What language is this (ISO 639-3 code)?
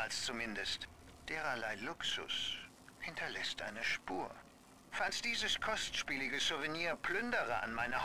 deu